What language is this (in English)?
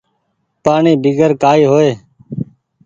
Goaria